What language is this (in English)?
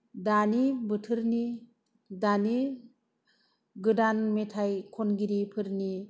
Bodo